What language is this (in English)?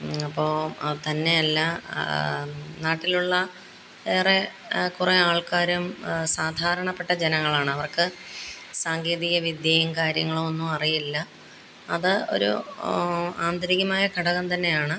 Malayalam